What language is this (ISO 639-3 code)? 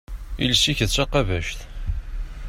kab